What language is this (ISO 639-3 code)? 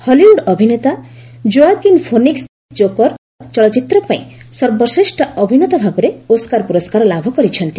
ori